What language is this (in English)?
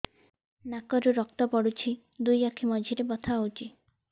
Odia